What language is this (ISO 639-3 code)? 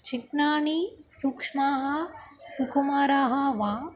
san